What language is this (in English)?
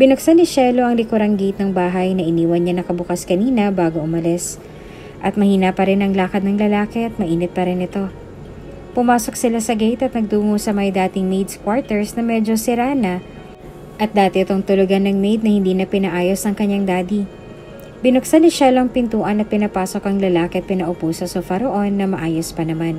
Filipino